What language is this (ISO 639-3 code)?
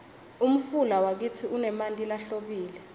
ssw